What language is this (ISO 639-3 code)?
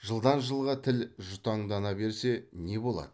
kaz